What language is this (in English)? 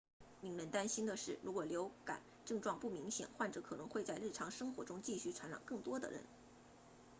Chinese